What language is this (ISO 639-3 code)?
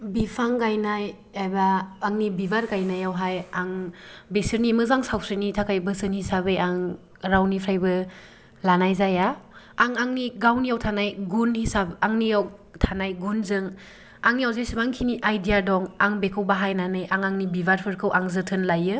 brx